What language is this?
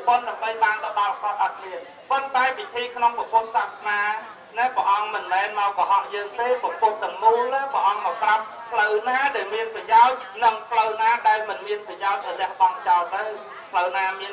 Portuguese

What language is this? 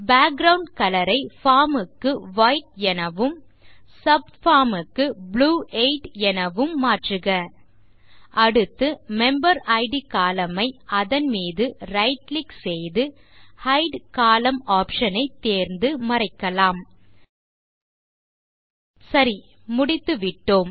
Tamil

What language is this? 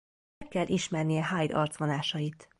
Hungarian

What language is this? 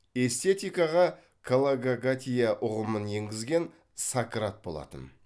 Kazakh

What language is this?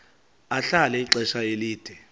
Xhosa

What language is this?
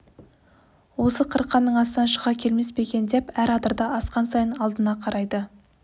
Kazakh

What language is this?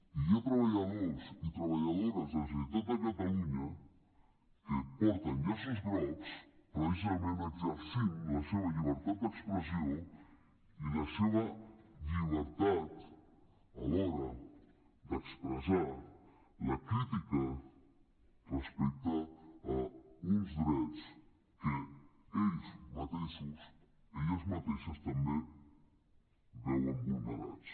Catalan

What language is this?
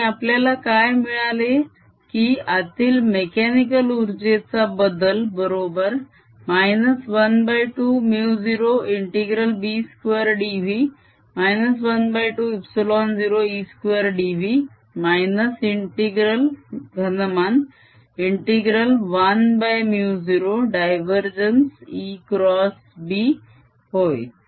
Marathi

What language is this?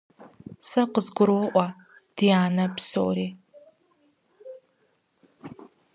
Kabardian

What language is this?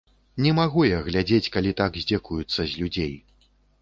Belarusian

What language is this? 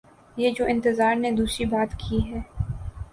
Urdu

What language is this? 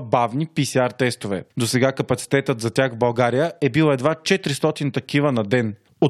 Bulgarian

